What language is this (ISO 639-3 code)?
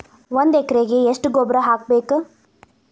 kan